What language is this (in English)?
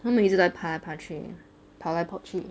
English